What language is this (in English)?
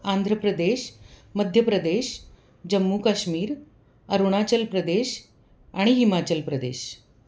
Marathi